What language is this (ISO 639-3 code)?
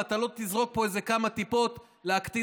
heb